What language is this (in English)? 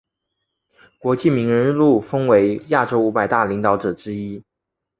Chinese